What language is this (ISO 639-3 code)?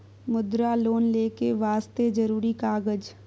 mai